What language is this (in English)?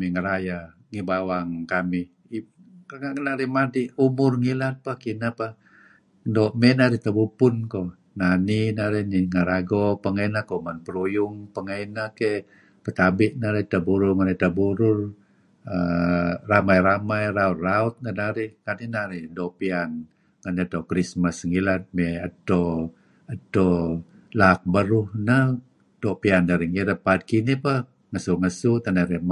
Kelabit